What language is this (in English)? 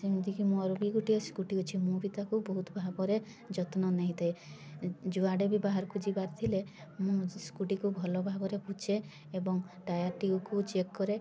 Odia